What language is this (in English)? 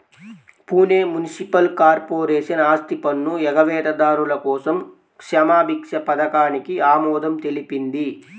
Telugu